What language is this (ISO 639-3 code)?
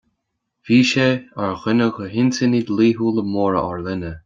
gle